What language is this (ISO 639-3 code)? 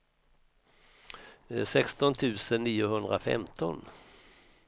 swe